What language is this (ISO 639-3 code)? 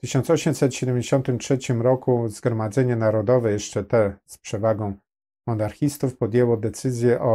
pol